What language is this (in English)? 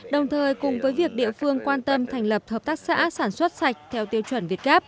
Vietnamese